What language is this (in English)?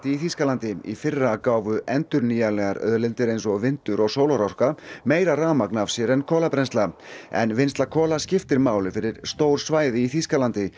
Icelandic